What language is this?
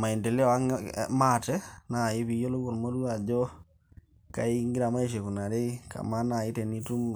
Masai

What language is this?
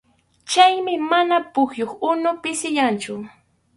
Arequipa-La Unión Quechua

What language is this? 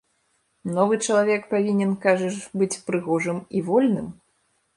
Belarusian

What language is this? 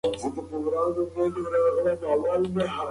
Pashto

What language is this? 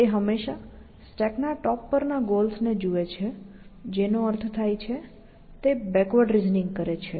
Gujarati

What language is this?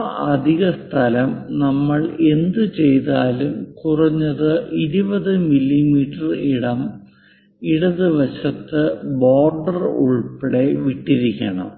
Malayalam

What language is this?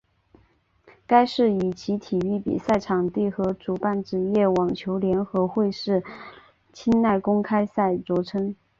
Chinese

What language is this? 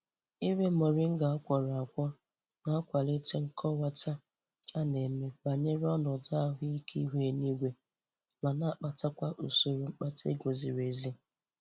Igbo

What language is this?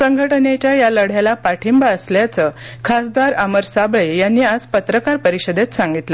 Marathi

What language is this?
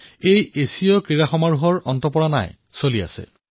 Assamese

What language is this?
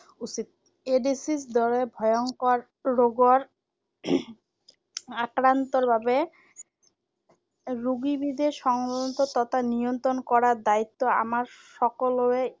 Assamese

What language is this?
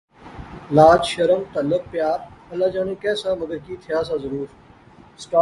Pahari-Potwari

